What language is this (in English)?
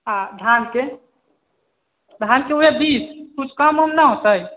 Maithili